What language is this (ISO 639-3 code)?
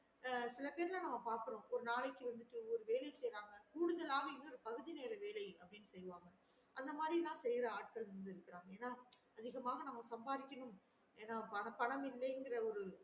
tam